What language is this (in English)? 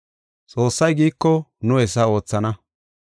Gofa